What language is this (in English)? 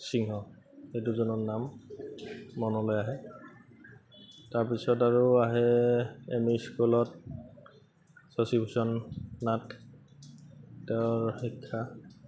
Assamese